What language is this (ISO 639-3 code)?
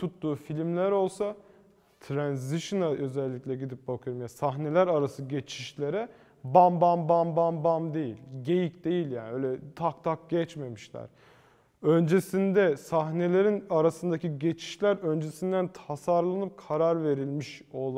tur